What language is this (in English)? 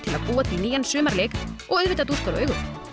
Icelandic